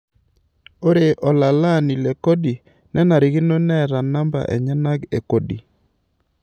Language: Masai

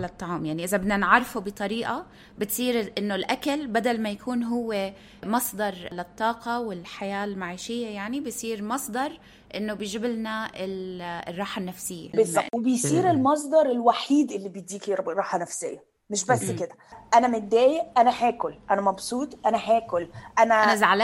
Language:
Arabic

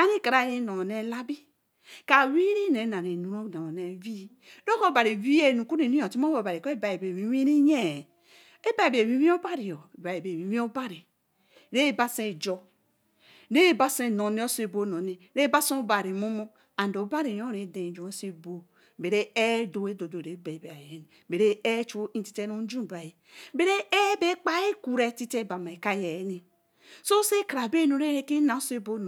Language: Eleme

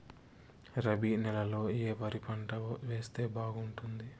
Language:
Telugu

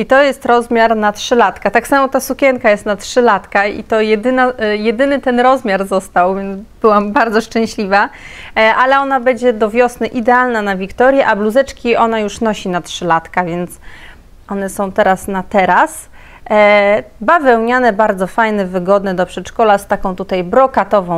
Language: Polish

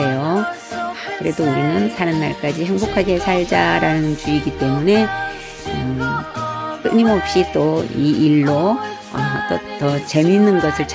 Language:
Korean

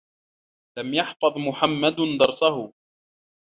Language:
Arabic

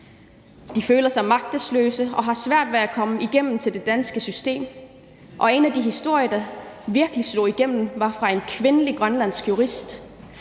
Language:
Danish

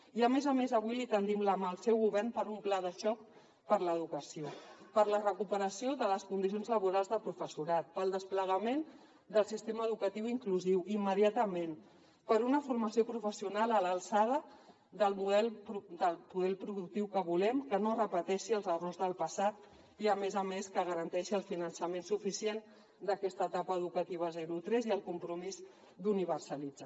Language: Catalan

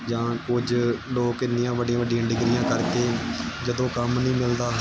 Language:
Punjabi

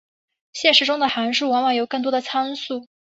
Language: Chinese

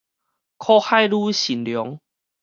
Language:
Min Nan Chinese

